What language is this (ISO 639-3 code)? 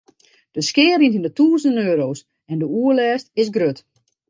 fry